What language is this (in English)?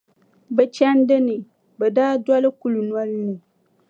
Dagbani